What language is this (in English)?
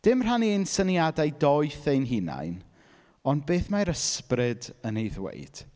Welsh